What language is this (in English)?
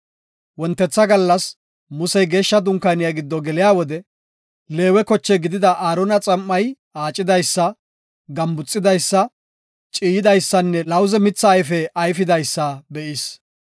Gofa